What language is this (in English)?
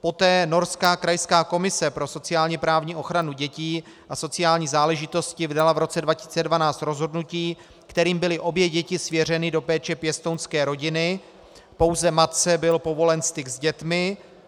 Czech